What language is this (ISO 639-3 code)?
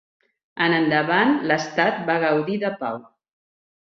cat